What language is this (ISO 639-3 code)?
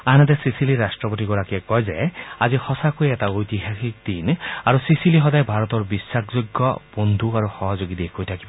asm